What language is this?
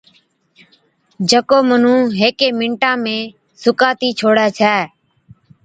Od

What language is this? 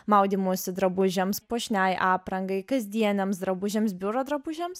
Lithuanian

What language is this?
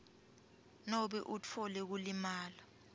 Swati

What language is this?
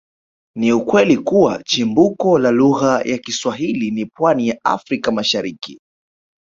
Swahili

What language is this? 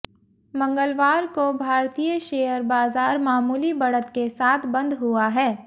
Hindi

